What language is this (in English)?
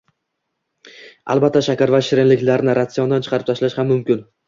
Uzbek